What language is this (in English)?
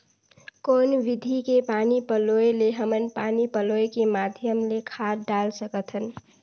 Chhattisgarhi